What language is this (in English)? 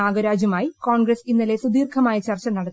Malayalam